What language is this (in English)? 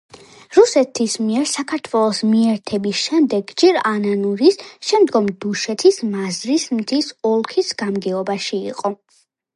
Georgian